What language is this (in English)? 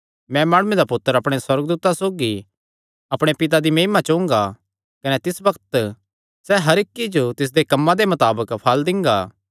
Kangri